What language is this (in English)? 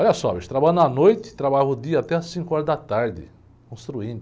Portuguese